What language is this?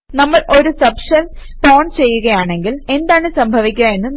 Malayalam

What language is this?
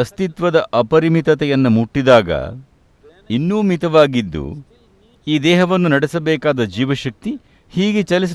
English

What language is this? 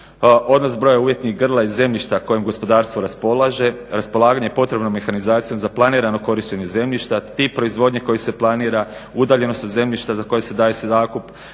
Croatian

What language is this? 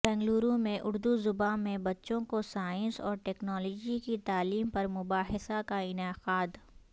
Urdu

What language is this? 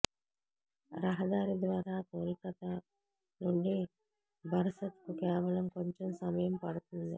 Telugu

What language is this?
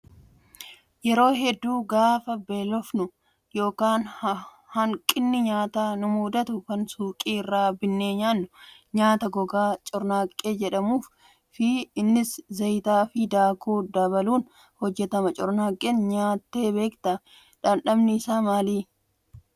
Oromo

